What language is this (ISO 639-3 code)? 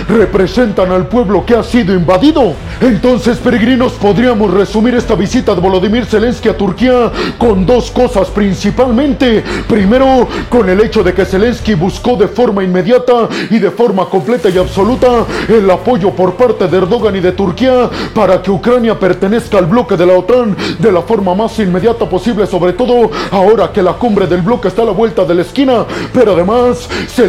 spa